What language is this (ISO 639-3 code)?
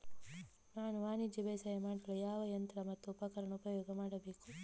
kan